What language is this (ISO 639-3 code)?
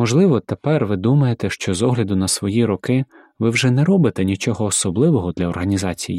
ukr